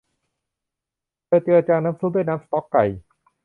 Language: Thai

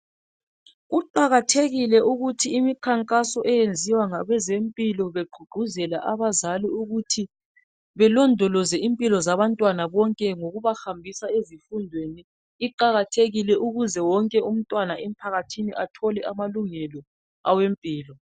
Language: North Ndebele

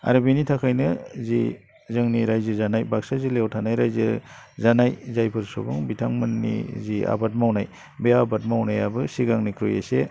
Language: Bodo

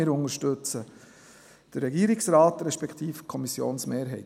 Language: Swiss German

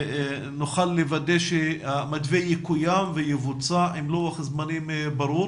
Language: Hebrew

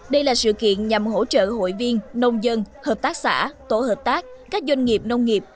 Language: Vietnamese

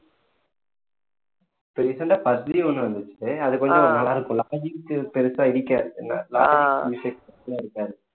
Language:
Tamil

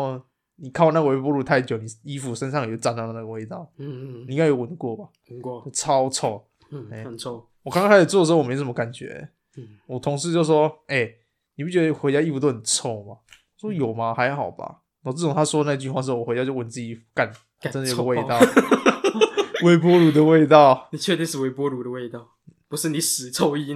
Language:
Chinese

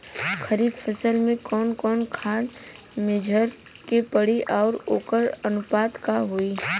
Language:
Bhojpuri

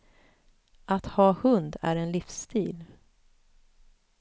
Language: Swedish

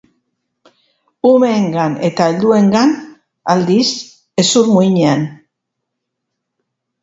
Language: Basque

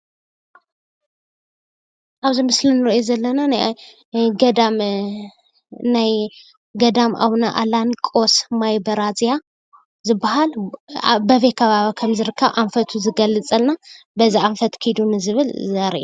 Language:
Tigrinya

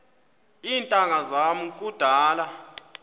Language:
Xhosa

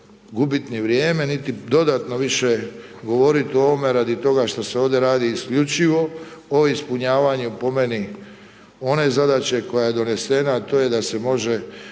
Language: Croatian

